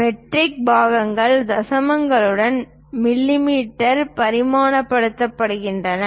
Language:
Tamil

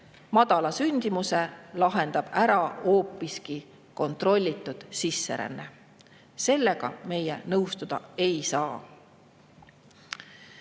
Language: Estonian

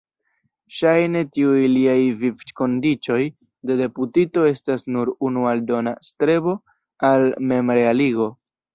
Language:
Esperanto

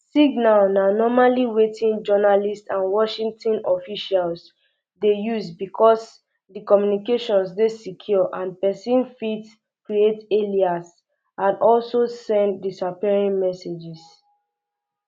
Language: Nigerian Pidgin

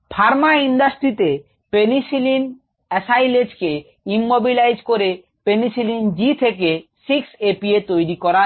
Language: Bangla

